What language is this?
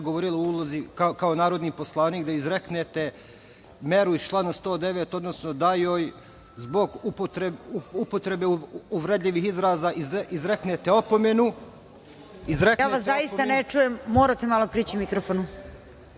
Serbian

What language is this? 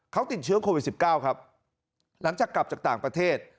Thai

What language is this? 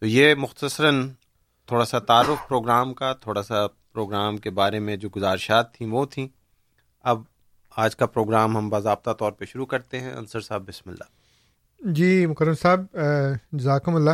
Urdu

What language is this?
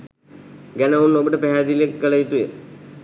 Sinhala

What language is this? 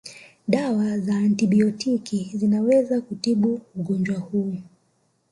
Swahili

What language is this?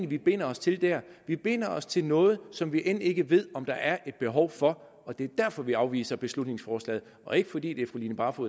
Danish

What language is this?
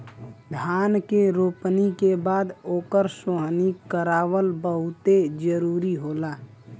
Bhojpuri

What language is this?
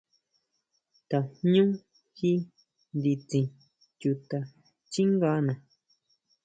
Huautla Mazatec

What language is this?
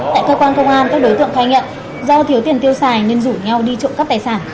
Vietnamese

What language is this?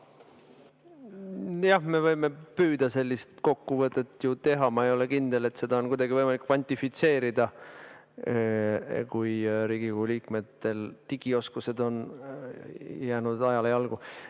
Estonian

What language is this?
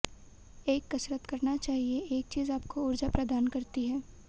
Hindi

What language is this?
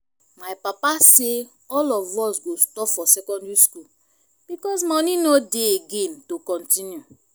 Nigerian Pidgin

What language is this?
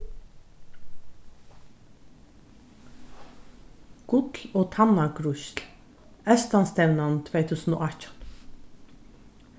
Faroese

